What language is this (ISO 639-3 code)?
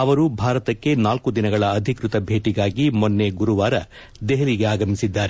kan